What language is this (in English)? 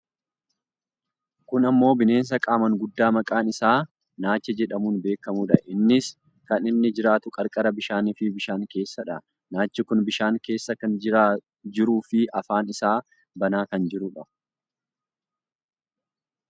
Oromo